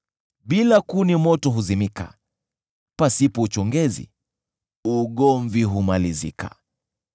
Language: Swahili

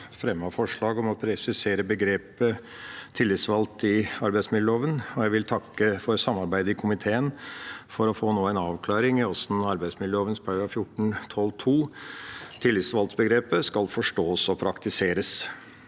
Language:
Norwegian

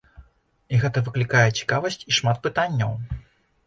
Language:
Belarusian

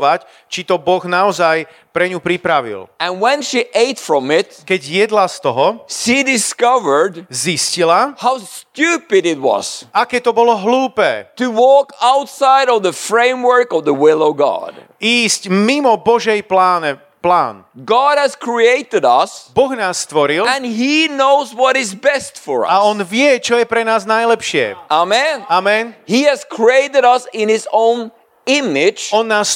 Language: Slovak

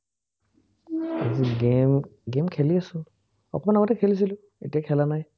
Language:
Assamese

